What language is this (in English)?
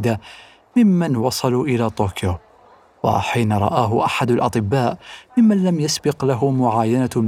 Arabic